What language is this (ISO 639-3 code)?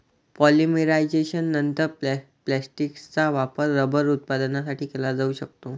mar